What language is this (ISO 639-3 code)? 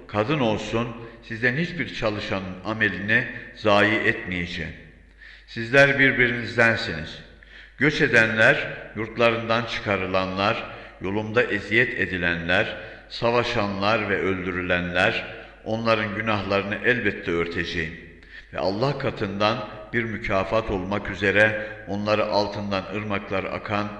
tur